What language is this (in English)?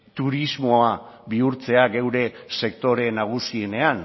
Basque